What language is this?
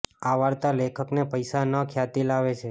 Gujarati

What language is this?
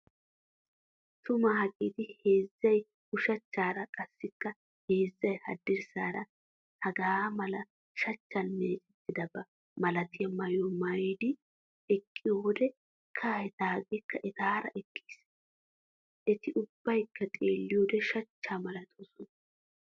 Wolaytta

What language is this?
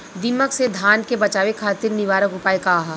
Bhojpuri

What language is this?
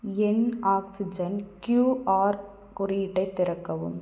Tamil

